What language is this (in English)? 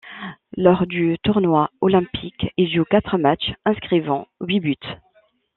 French